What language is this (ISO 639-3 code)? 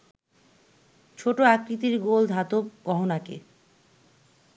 ben